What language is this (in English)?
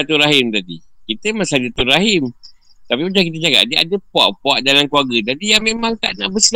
Malay